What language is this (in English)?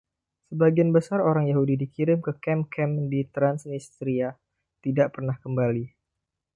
Indonesian